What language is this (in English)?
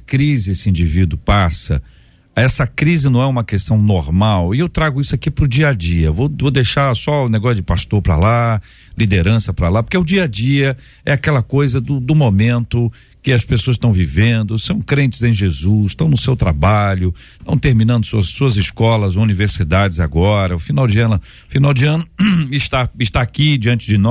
Portuguese